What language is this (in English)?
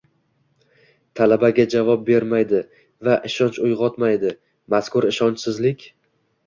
Uzbek